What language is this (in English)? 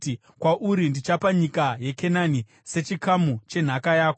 Shona